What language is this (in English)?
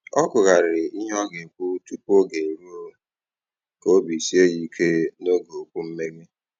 Igbo